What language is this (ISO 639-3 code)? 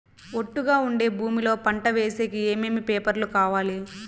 tel